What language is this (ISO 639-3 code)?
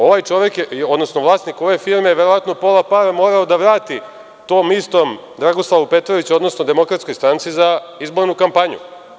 srp